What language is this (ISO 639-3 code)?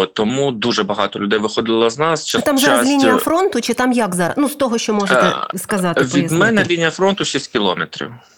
ukr